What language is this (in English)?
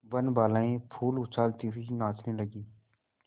Hindi